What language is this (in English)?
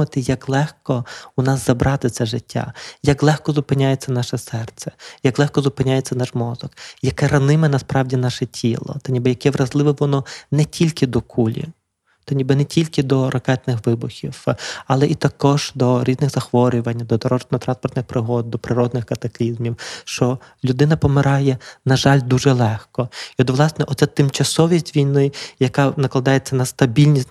Ukrainian